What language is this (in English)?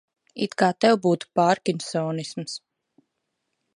Latvian